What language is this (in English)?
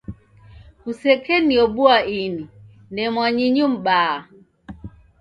Taita